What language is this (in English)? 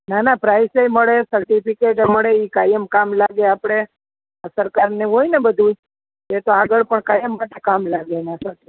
Gujarati